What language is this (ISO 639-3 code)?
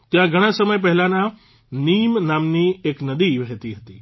guj